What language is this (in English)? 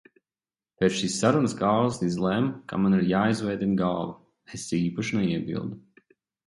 Latvian